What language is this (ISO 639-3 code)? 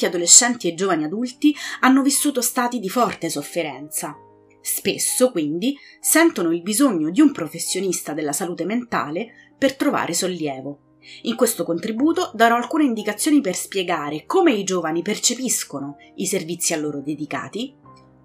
ita